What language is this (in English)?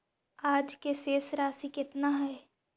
Magahi